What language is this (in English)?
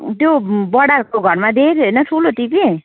Nepali